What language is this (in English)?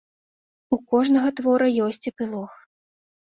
Belarusian